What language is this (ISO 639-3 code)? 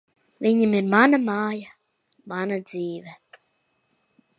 lav